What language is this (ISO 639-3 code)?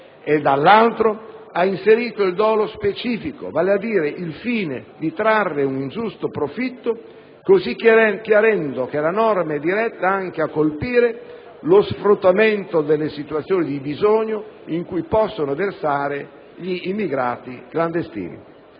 ita